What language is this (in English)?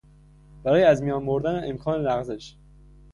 Persian